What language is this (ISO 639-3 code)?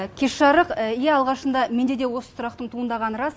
kaz